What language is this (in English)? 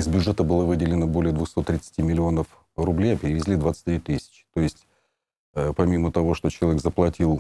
Russian